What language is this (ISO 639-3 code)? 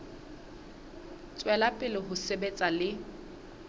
sot